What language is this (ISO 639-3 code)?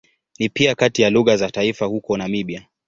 swa